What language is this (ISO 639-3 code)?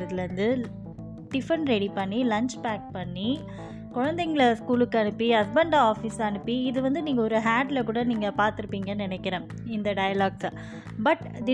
tam